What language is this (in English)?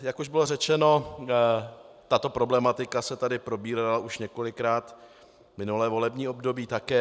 Czech